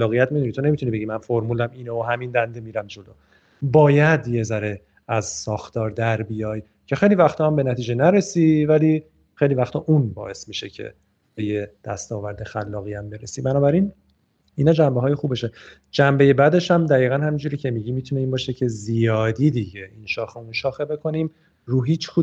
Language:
Persian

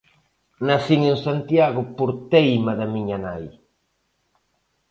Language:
Galician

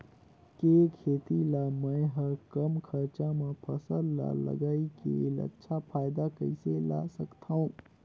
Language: Chhattisgarhi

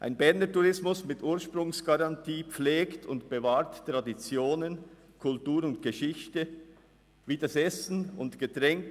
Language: Swiss German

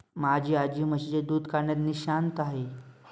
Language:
Marathi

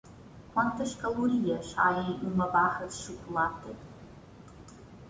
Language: Portuguese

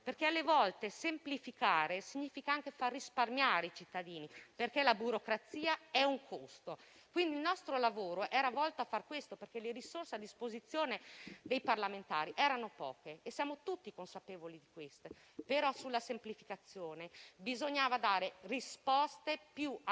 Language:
Italian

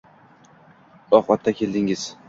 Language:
Uzbek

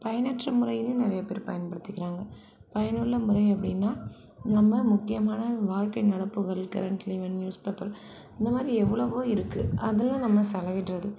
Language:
Tamil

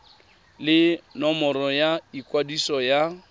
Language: Tswana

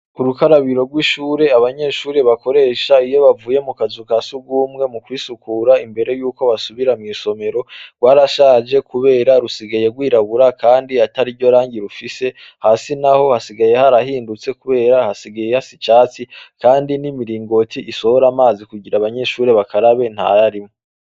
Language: Rundi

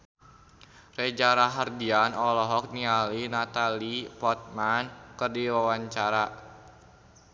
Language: Sundanese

